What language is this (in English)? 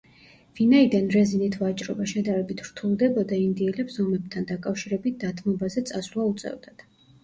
Georgian